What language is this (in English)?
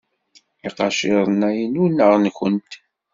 Kabyle